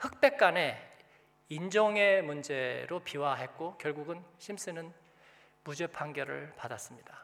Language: Korean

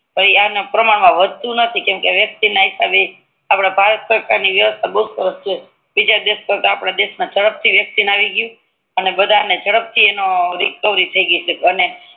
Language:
Gujarati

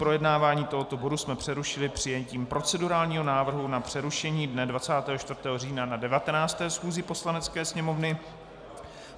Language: Czech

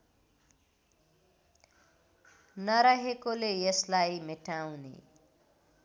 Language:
Nepali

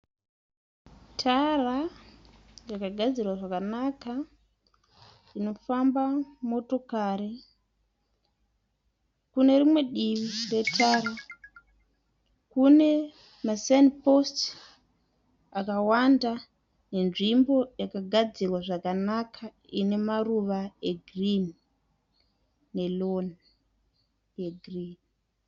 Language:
Shona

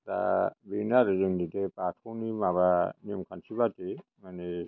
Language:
Bodo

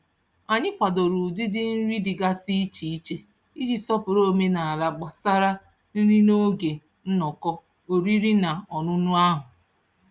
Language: Igbo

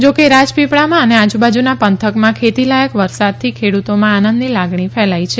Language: Gujarati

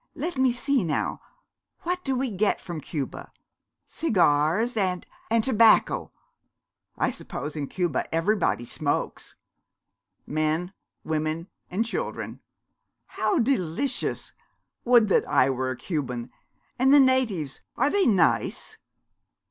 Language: English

